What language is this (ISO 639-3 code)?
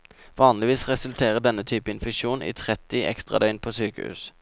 nor